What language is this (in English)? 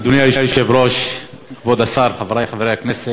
Hebrew